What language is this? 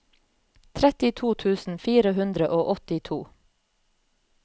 Norwegian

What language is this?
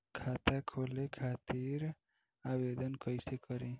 Bhojpuri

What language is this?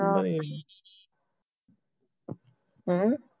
Punjabi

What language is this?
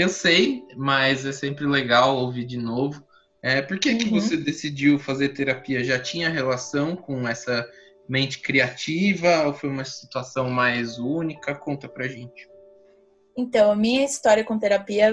Portuguese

